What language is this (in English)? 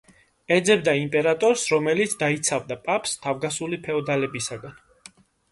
Georgian